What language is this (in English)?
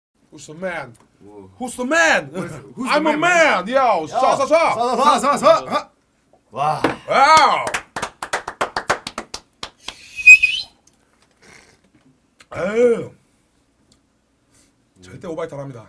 Korean